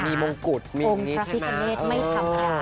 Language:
Thai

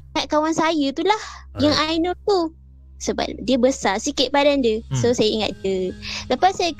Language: Malay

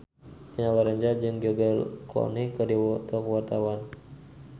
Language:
Sundanese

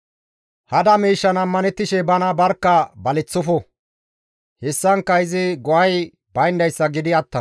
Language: Gamo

